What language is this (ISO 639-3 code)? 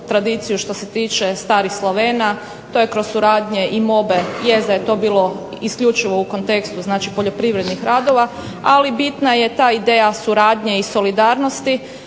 hrv